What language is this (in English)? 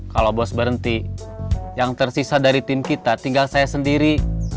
Indonesian